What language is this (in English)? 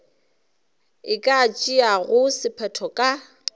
Northern Sotho